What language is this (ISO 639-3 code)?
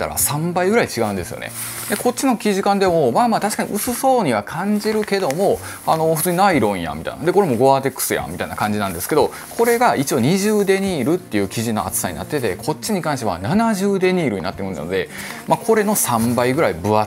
jpn